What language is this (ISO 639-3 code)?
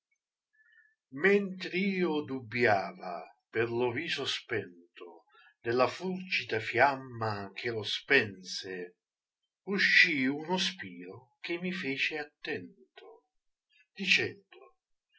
ita